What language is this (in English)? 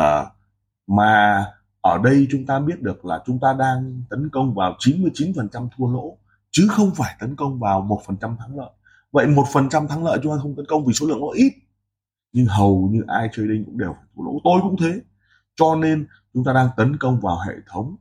Vietnamese